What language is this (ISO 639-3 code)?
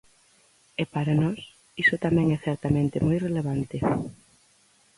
glg